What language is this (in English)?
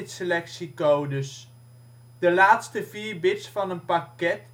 Dutch